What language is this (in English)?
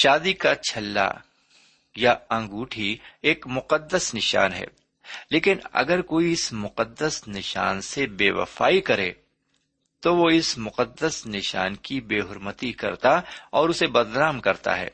Urdu